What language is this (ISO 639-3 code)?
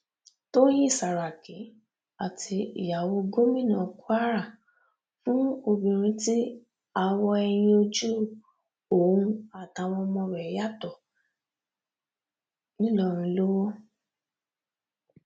yor